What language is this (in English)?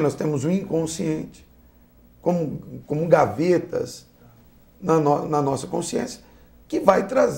Portuguese